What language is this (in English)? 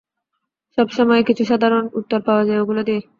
Bangla